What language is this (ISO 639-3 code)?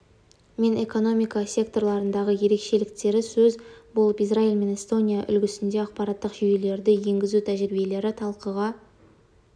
kaz